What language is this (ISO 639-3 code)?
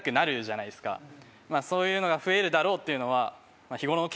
jpn